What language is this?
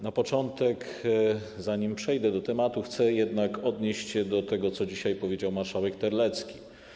Polish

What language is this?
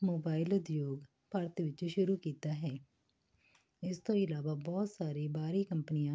Punjabi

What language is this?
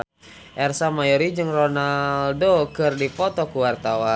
Sundanese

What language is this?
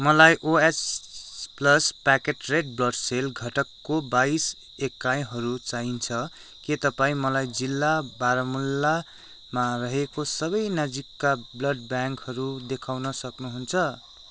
Nepali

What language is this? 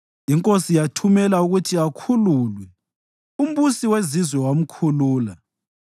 North Ndebele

